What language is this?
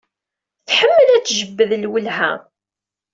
Kabyle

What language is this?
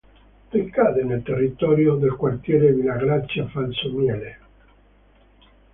Italian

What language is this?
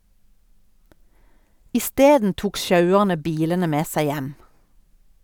Norwegian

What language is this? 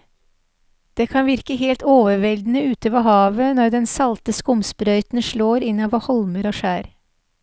Norwegian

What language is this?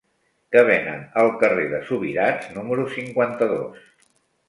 Catalan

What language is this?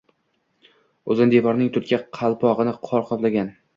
Uzbek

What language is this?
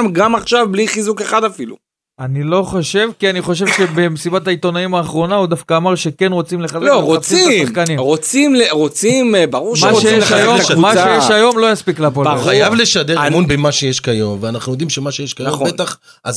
Hebrew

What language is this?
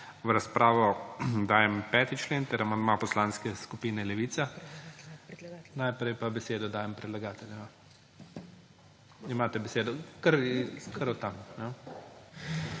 Slovenian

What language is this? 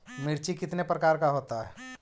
Magahi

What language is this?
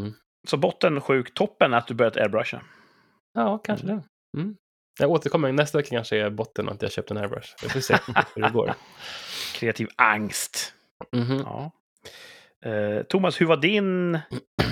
Swedish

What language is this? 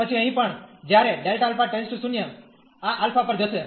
Gujarati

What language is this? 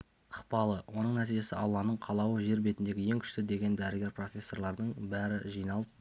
Kazakh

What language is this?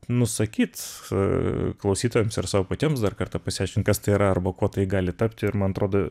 Lithuanian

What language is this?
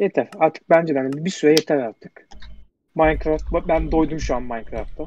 Turkish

